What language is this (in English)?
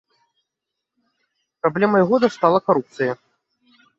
Belarusian